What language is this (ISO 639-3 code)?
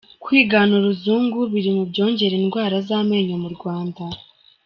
kin